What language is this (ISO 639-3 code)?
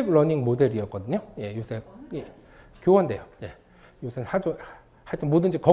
kor